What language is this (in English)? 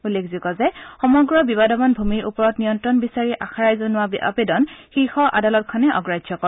Assamese